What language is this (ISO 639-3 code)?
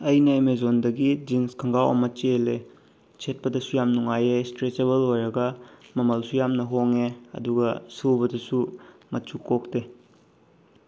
mni